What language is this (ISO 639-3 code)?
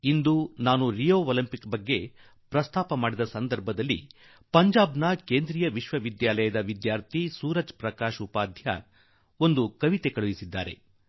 kan